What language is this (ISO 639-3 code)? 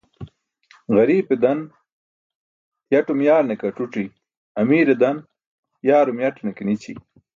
bsk